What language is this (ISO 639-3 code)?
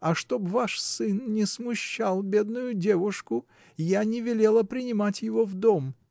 rus